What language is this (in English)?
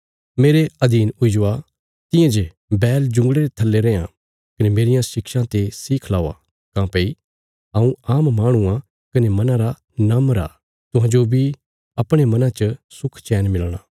Bilaspuri